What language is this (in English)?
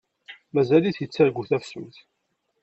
Kabyle